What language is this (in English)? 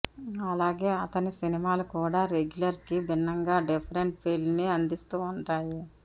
Telugu